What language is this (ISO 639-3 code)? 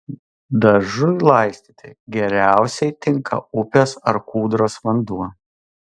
lit